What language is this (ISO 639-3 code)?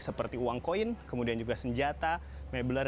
ind